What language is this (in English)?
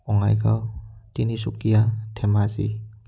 Assamese